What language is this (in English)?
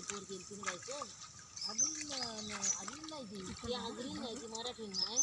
Marathi